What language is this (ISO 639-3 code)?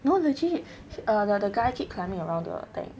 eng